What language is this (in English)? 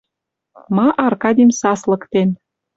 Western Mari